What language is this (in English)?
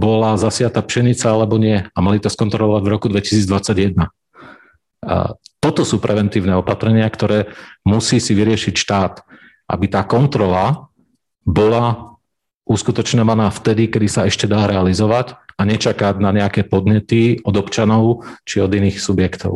Slovak